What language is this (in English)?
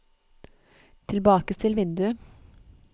Norwegian